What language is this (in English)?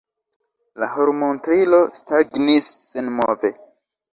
Esperanto